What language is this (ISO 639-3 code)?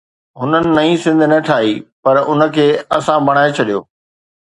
snd